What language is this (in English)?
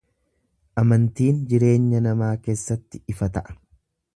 Oromo